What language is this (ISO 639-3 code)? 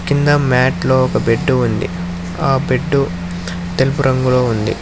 tel